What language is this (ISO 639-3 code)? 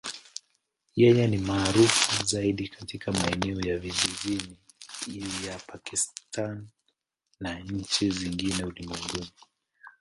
swa